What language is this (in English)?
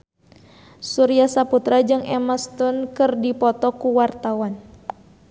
Sundanese